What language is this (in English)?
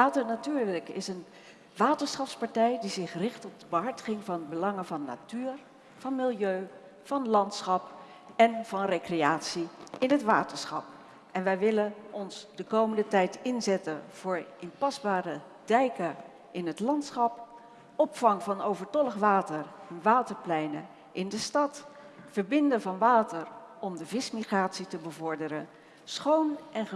Dutch